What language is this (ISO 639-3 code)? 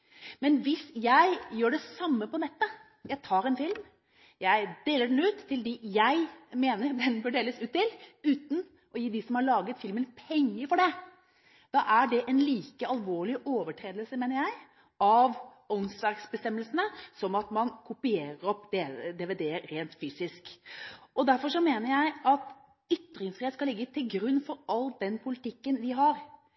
nob